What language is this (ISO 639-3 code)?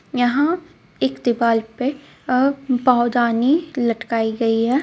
hin